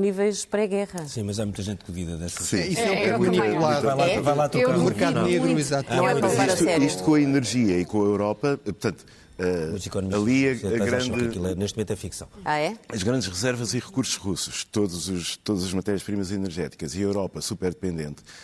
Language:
Portuguese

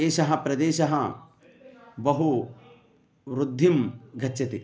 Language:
Sanskrit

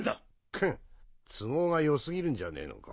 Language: Japanese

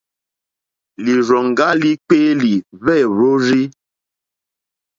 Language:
Mokpwe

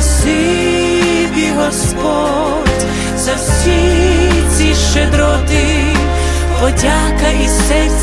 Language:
Ukrainian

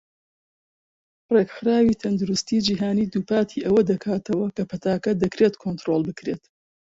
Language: Central Kurdish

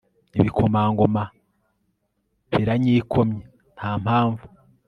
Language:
Kinyarwanda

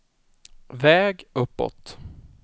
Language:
Swedish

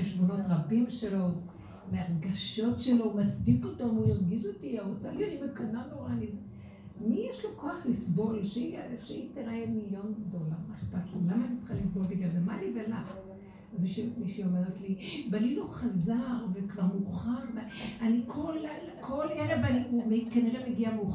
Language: Hebrew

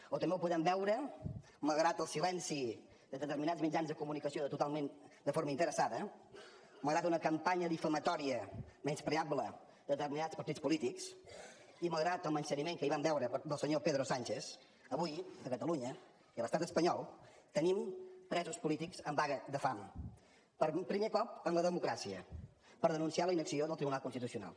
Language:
Catalan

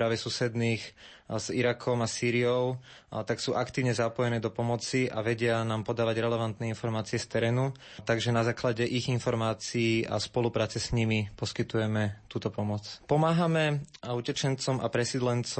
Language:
Slovak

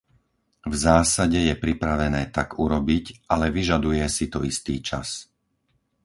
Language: Slovak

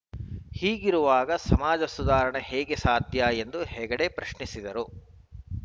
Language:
Kannada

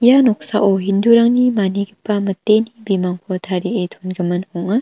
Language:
Garo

